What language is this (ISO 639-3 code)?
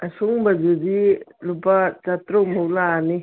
mni